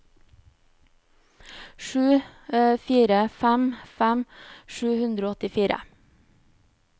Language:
Norwegian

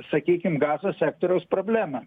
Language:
Lithuanian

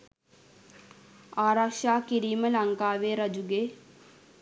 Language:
Sinhala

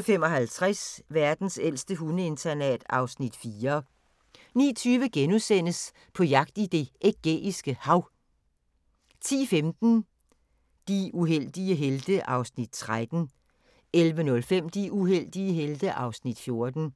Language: Danish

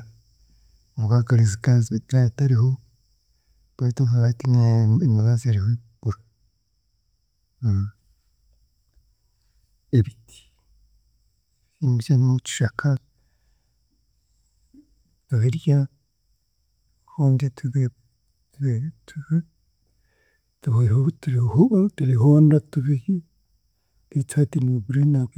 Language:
Chiga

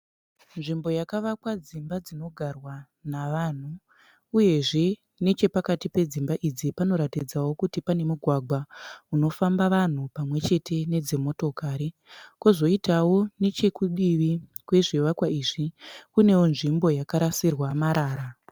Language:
Shona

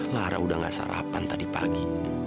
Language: Indonesian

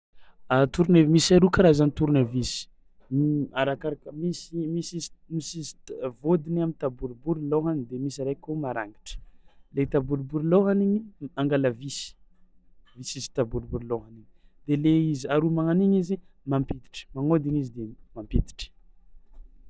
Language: Tsimihety Malagasy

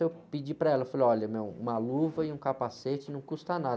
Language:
Portuguese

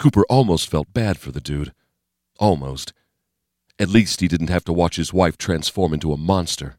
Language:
English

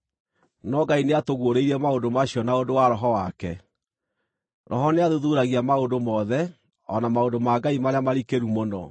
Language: Kikuyu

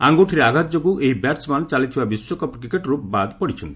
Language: Odia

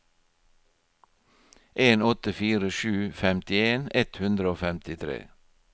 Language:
Norwegian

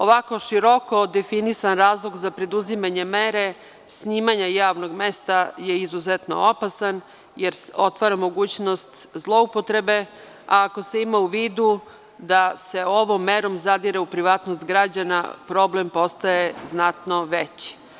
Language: Serbian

